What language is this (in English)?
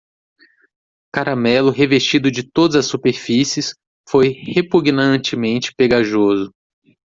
Portuguese